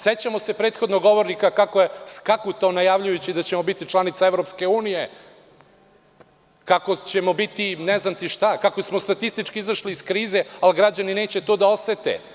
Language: Serbian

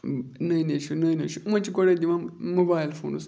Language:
Kashmiri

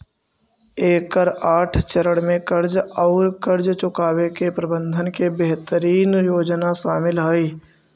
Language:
Magahi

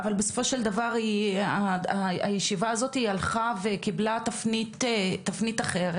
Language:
Hebrew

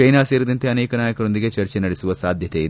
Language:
Kannada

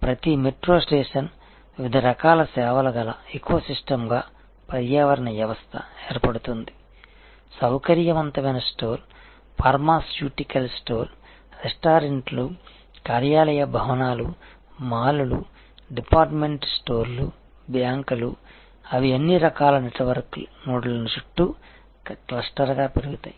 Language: Telugu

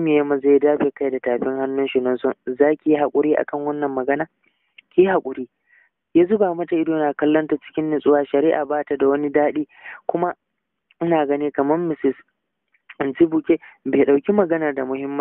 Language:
Arabic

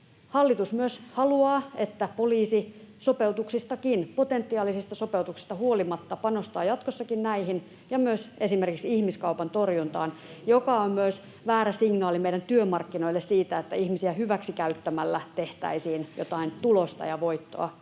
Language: Finnish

